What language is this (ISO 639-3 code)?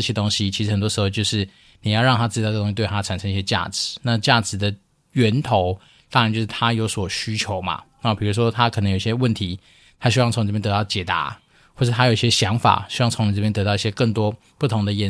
zho